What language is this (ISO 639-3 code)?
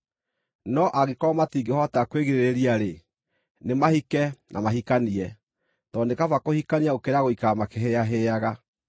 kik